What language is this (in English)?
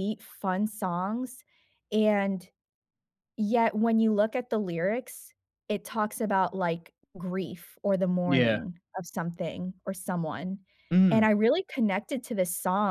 English